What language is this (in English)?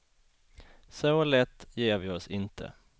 Swedish